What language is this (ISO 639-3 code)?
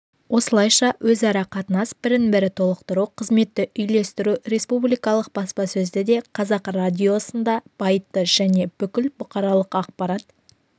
kaz